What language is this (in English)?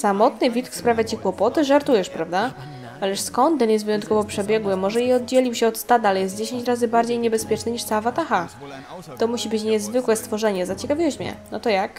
Polish